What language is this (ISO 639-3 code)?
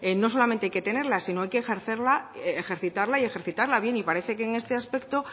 spa